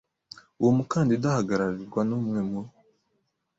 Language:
Kinyarwanda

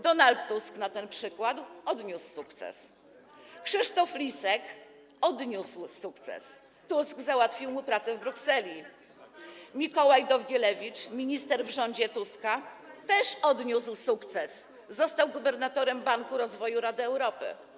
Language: Polish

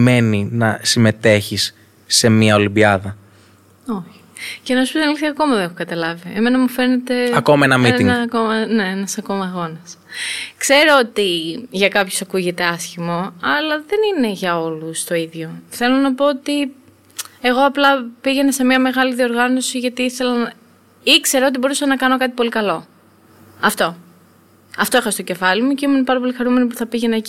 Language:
Greek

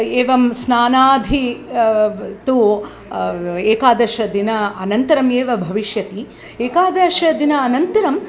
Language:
Sanskrit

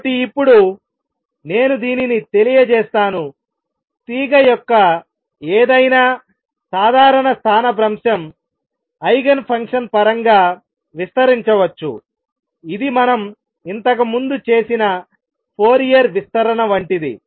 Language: Telugu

